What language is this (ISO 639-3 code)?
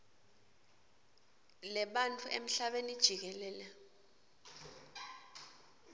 ssw